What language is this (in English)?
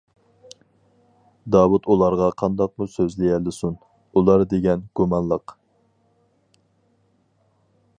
Uyghur